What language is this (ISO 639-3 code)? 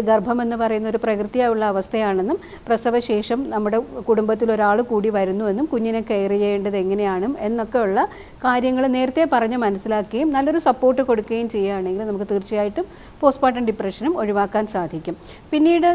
mal